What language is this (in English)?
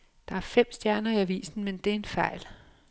Danish